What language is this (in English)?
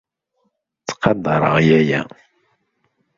Kabyle